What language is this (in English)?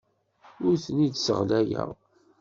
Kabyle